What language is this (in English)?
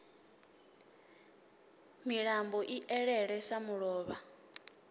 Venda